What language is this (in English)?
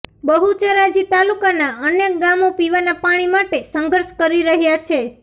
Gujarati